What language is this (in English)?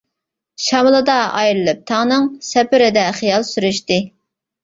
Uyghur